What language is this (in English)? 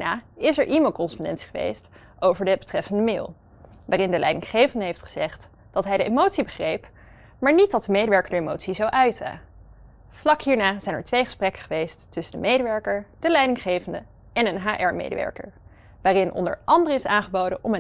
Dutch